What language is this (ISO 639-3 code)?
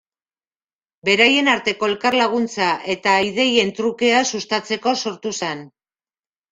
eus